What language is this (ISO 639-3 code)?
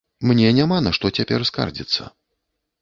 bel